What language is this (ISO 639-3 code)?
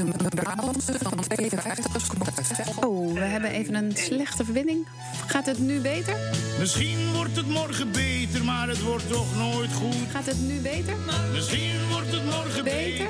nld